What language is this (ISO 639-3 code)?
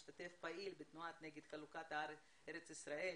heb